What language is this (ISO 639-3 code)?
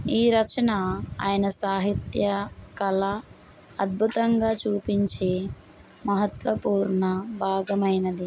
tel